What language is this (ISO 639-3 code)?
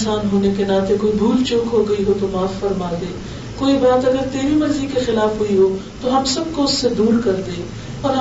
urd